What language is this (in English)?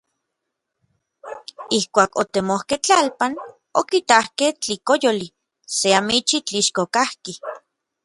Orizaba Nahuatl